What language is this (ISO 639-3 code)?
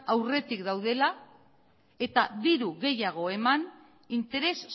eus